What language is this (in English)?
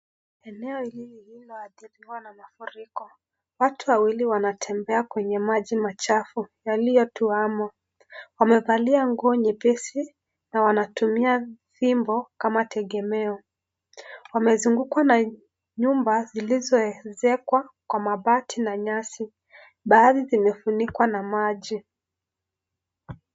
Swahili